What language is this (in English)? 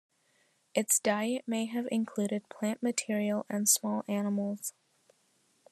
English